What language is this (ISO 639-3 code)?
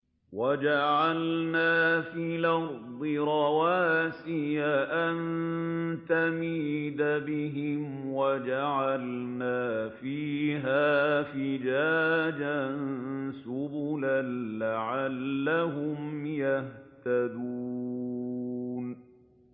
ara